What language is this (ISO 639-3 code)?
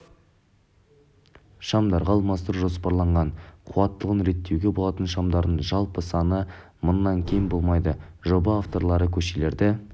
kaz